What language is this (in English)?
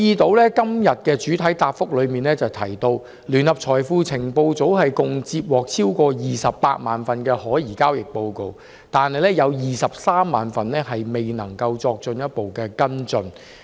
Cantonese